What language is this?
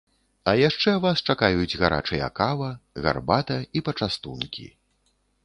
Belarusian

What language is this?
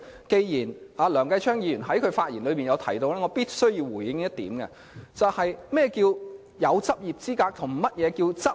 Cantonese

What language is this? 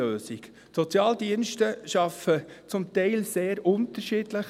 Swiss German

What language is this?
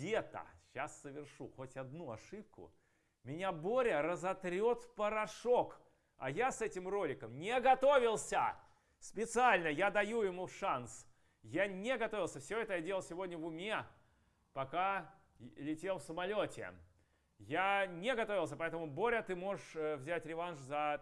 Russian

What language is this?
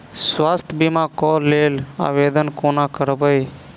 Maithili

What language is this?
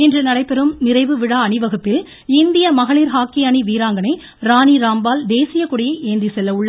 Tamil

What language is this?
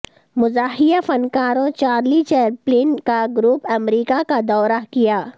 Urdu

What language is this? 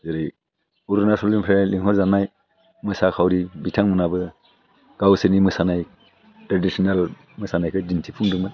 Bodo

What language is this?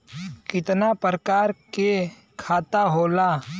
Bhojpuri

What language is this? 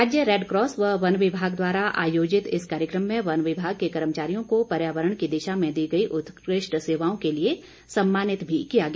Hindi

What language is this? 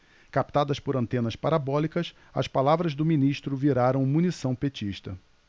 Portuguese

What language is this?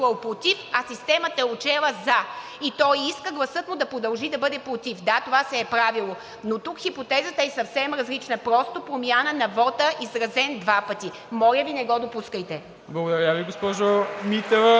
Bulgarian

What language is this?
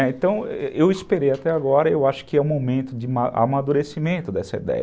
Portuguese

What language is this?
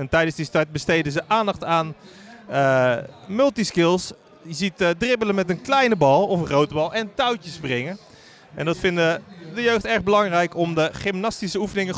Dutch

